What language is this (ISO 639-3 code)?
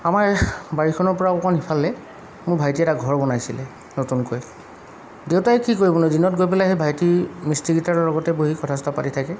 asm